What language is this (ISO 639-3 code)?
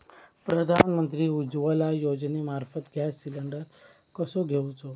mar